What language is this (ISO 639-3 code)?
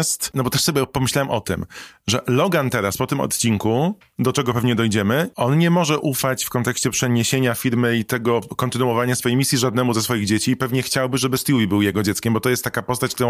pol